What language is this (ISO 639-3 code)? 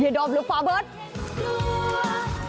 tha